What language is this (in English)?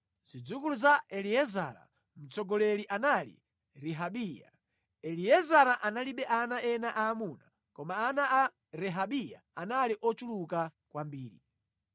Nyanja